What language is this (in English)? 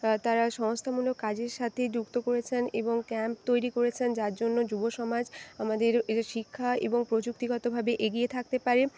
Bangla